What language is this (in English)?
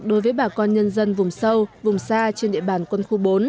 Vietnamese